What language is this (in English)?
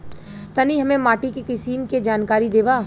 Bhojpuri